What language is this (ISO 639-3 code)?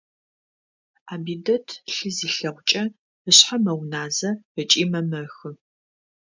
ady